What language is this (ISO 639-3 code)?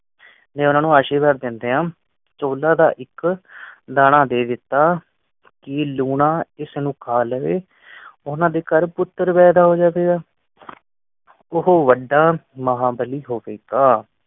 pan